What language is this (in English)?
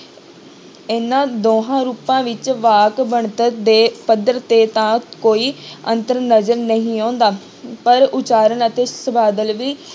Punjabi